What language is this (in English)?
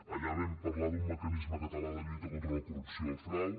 Catalan